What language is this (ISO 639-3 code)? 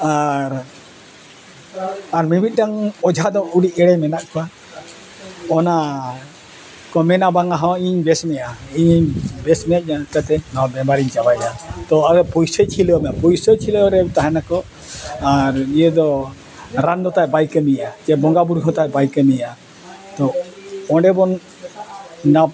sat